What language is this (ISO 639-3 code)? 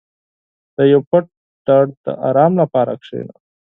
pus